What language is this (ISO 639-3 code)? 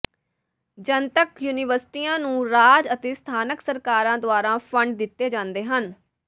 pan